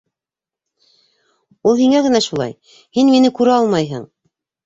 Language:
Bashkir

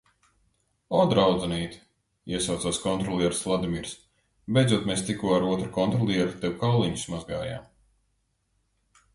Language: Latvian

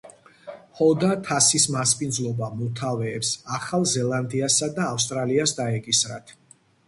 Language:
Georgian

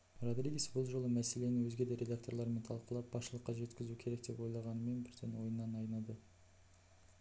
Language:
Kazakh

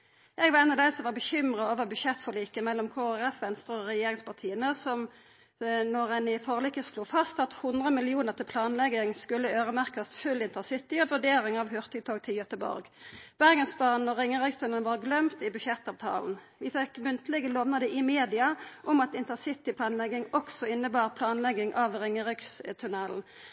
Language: Norwegian Nynorsk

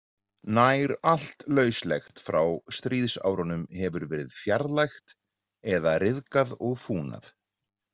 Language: Icelandic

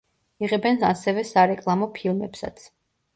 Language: Georgian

